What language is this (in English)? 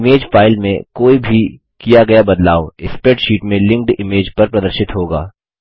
Hindi